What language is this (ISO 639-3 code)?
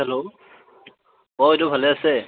asm